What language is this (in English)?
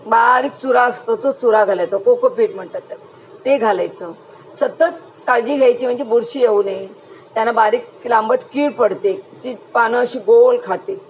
Marathi